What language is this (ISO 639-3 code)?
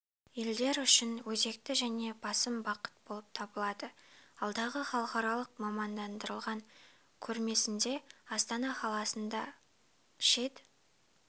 kaz